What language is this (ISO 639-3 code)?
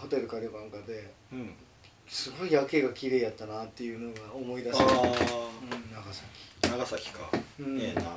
jpn